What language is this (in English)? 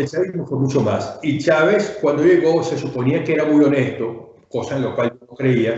Spanish